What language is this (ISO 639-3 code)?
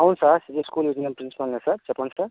tel